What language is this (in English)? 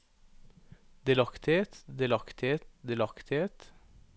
Norwegian